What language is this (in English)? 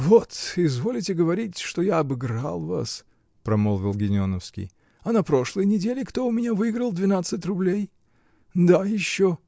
Russian